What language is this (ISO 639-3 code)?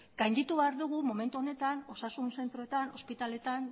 eus